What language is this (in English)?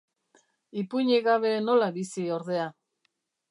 Basque